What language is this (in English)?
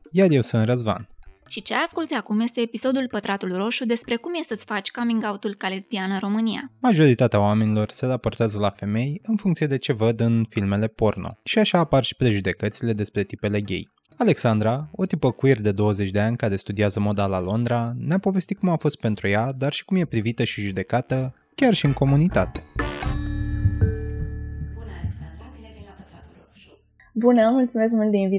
Romanian